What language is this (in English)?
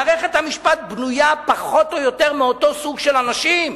Hebrew